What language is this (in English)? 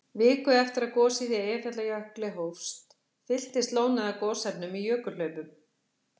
Icelandic